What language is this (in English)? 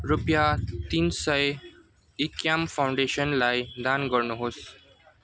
Nepali